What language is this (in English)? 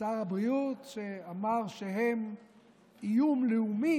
Hebrew